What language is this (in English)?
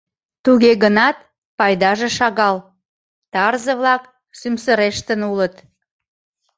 Mari